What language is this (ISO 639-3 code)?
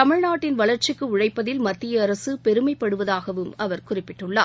tam